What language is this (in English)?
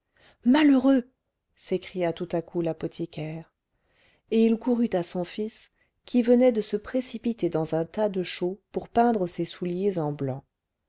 French